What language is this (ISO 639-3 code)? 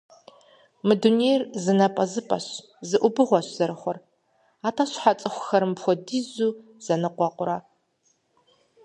kbd